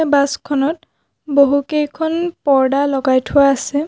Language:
Assamese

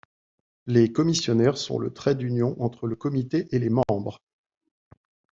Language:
French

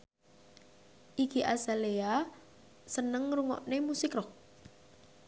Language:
Javanese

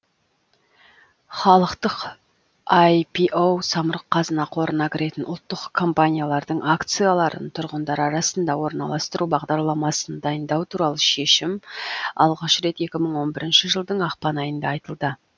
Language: Kazakh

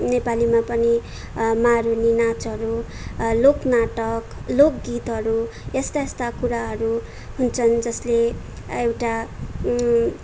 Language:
Nepali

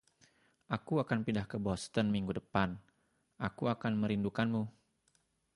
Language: Indonesian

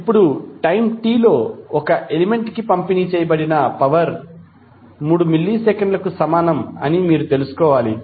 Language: Telugu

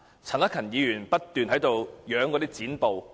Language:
Cantonese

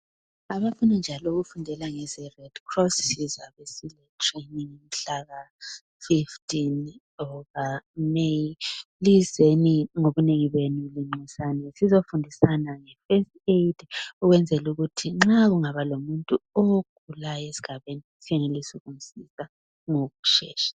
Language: North Ndebele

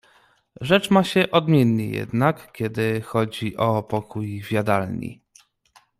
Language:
Polish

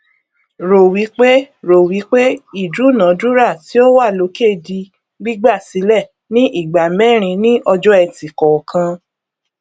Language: Yoruba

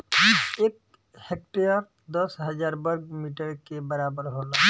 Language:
Bhojpuri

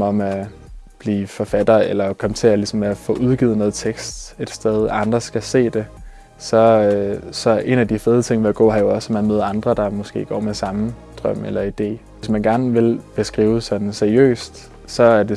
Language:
Danish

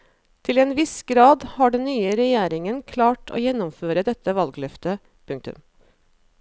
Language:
Norwegian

